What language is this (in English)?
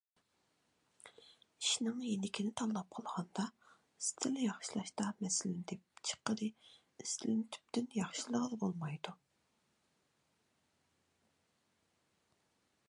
Uyghur